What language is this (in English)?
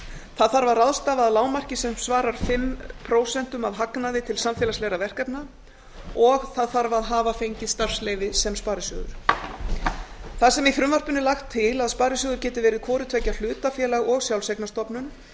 Icelandic